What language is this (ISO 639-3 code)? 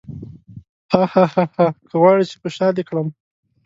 pus